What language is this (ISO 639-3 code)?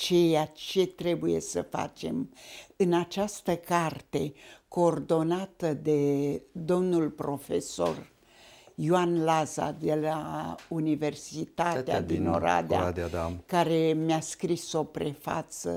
ron